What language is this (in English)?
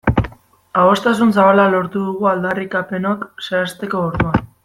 Basque